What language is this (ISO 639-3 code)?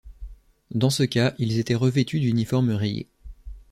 fra